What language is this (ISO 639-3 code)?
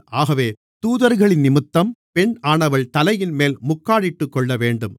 tam